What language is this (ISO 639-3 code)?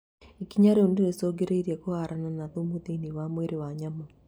kik